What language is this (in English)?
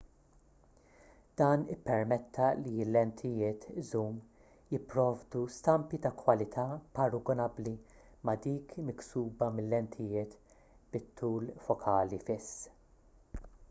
Maltese